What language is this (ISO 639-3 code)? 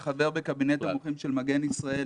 heb